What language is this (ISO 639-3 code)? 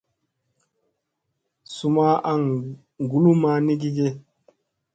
mse